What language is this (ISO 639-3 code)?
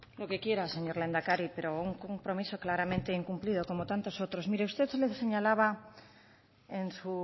spa